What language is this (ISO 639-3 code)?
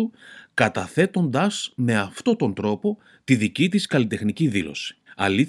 ell